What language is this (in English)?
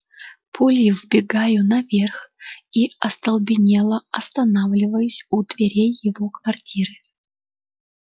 Russian